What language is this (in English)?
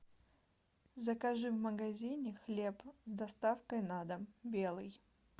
Russian